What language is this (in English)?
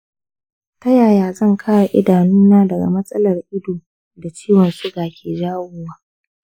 Hausa